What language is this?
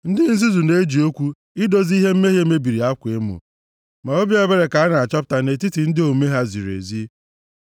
Igbo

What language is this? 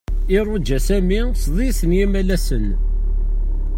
Kabyle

